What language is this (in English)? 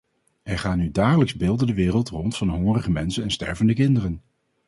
Dutch